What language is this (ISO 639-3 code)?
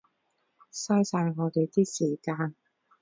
yue